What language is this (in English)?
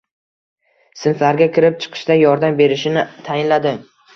Uzbek